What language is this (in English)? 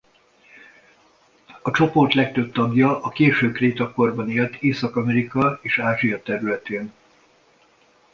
Hungarian